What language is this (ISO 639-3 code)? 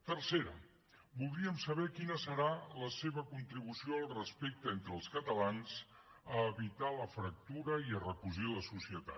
cat